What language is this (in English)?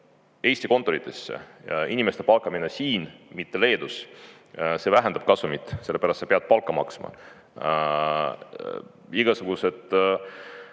Estonian